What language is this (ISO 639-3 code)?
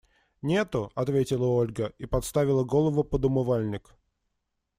rus